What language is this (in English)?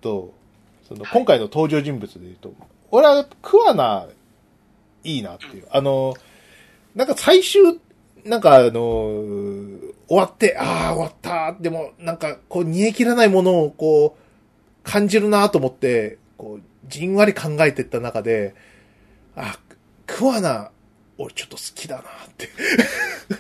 Japanese